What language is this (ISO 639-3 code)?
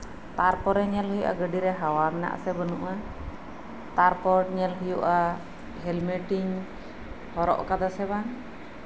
sat